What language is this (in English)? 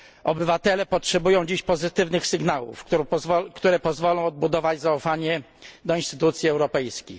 Polish